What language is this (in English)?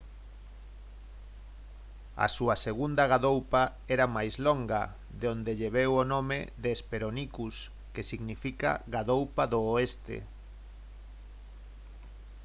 Galician